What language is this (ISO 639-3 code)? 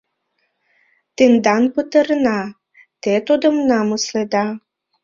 chm